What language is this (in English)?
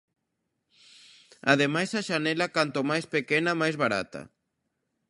Galician